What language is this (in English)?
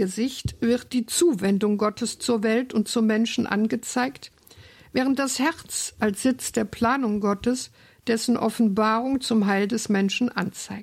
German